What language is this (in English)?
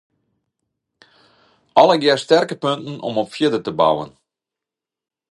Western Frisian